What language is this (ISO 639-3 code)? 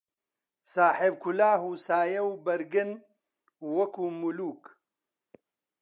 ckb